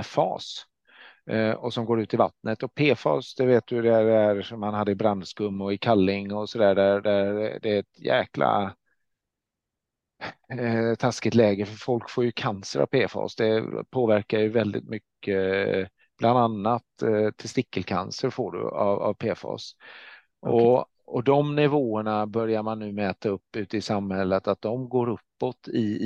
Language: Swedish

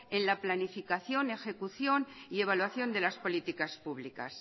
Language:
Spanish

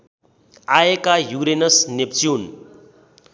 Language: Nepali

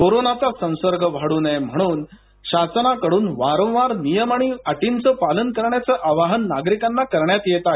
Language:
Marathi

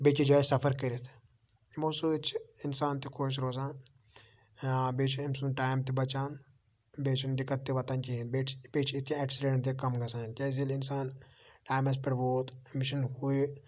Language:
Kashmiri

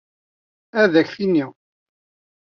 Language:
Kabyle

